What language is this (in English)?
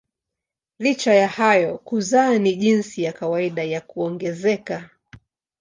Swahili